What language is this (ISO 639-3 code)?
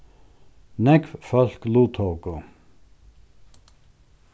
fao